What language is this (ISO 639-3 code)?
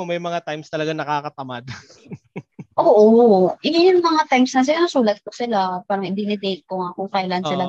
fil